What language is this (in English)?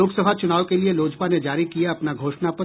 Hindi